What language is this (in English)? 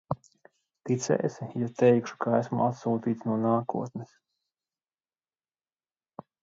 Latvian